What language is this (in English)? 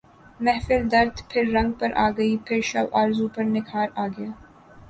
Urdu